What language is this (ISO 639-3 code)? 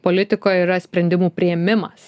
lit